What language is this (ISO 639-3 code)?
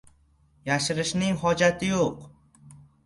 uzb